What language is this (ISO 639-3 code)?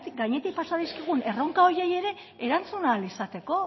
eus